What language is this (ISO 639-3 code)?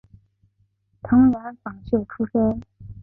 zho